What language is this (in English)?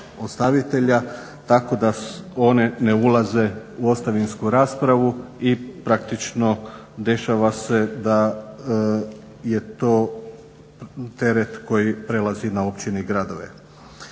Croatian